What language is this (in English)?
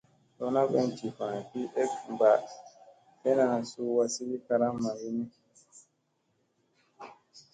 Musey